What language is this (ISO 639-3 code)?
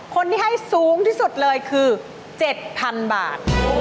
tha